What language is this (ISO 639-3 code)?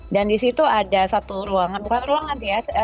ind